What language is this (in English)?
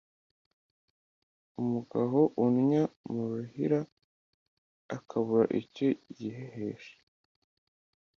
Kinyarwanda